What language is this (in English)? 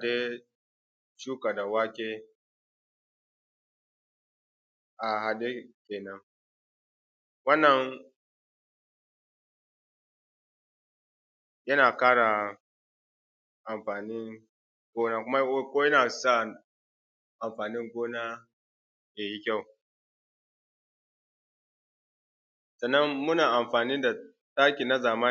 Hausa